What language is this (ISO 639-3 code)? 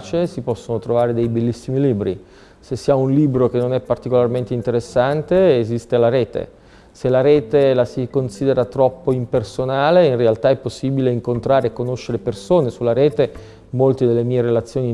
ita